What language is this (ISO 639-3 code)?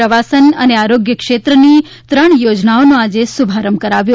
guj